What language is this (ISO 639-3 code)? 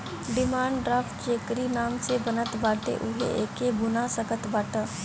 bho